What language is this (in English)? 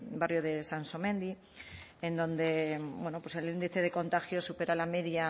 Spanish